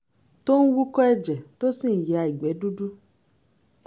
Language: Yoruba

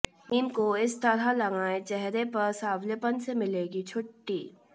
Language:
Hindi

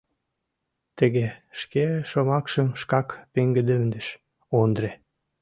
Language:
Mari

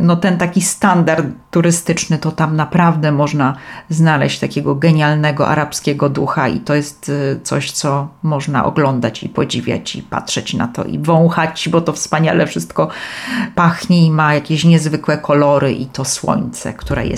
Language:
Polish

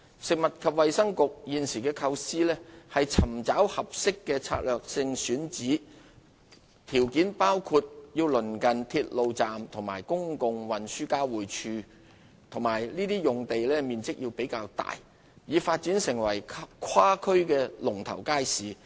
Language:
Cantonese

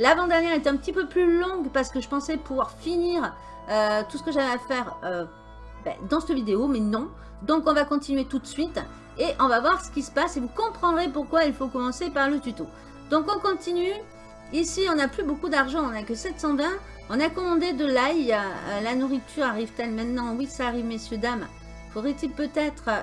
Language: French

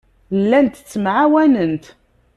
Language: Kabyle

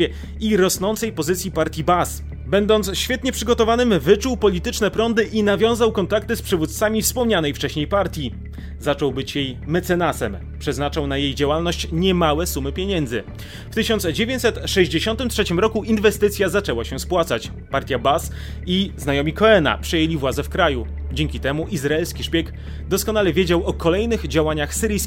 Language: Polish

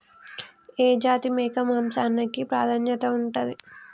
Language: Telugu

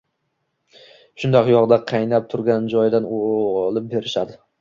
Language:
Uzbek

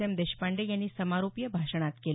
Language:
Marathi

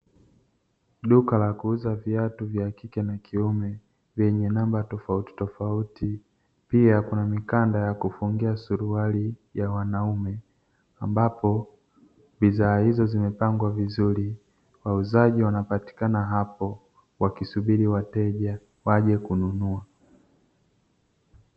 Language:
Swahili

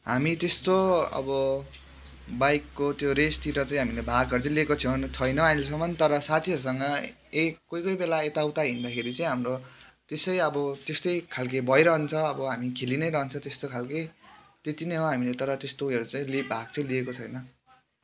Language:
Nepali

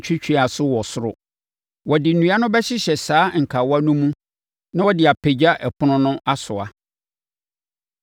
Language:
Akan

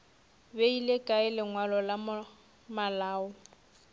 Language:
Northern Sotho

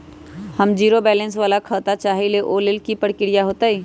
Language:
Magahi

